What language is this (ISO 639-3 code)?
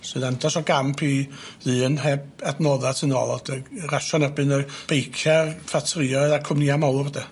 cym